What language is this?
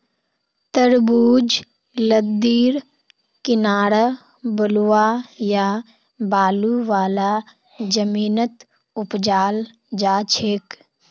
Magahi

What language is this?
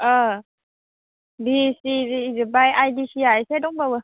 Bodo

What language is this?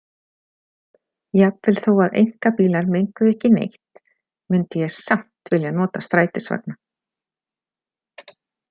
Icelandic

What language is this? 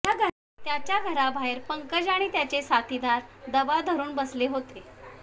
Marathi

